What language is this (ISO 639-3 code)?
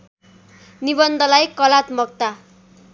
nep